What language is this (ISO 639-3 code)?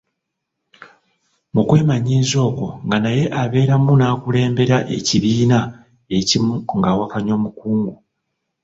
lug